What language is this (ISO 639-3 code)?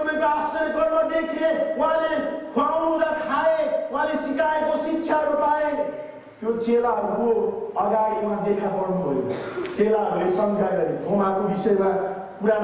ind